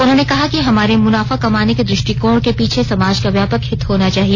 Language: Hindi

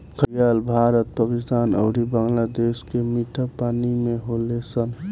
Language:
Bhojpuri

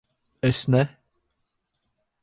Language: Latvian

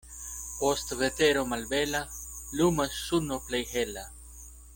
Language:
Esperanto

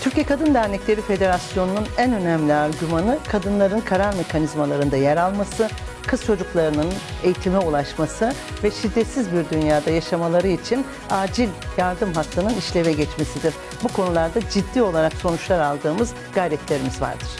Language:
Turkish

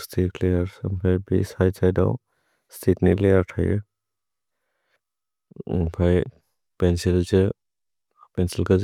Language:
Bodo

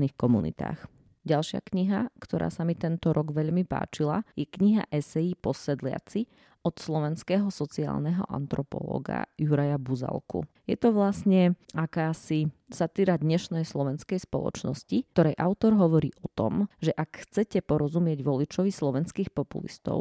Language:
Slovak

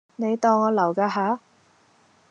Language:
Cantonese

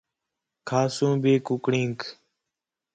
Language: Khetrani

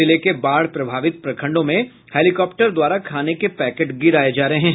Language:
Hindi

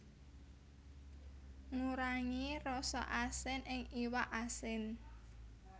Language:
Javanese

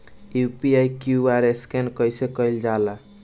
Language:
Bhojpuri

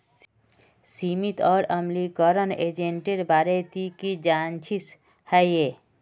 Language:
Magahi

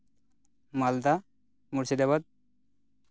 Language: Santali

